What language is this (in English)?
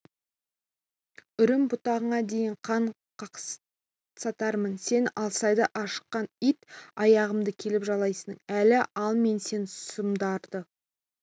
Kazakh